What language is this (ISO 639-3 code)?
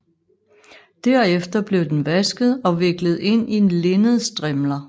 dan